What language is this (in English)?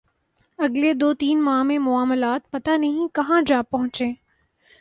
Urdu